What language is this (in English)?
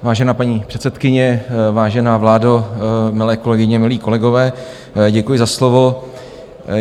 Czech